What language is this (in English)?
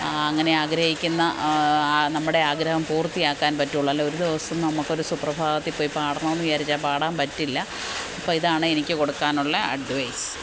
Malayalam